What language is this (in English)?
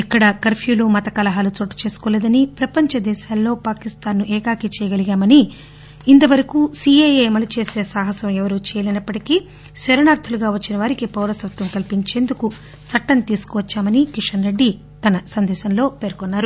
Telugu